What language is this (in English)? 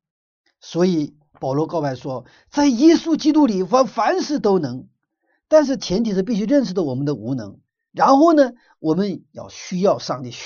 Chinese